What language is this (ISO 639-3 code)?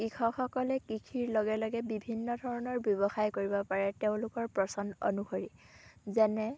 asm